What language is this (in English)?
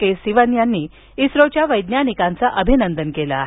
Marathi